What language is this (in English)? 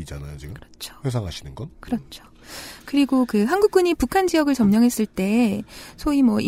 Korean